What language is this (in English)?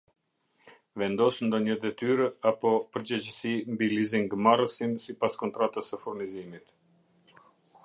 Albanian